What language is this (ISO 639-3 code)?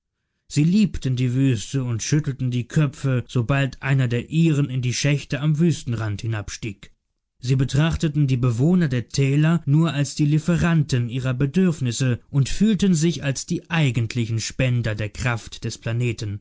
deu